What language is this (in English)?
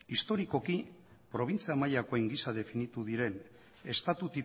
Basque